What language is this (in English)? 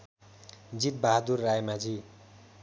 Nepali